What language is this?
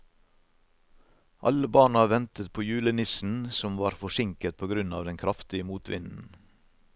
Norwegian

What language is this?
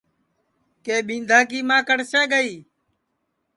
Sansi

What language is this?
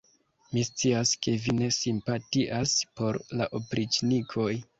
Esperanto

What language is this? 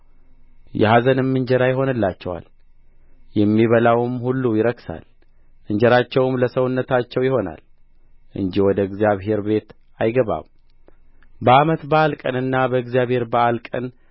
Amharic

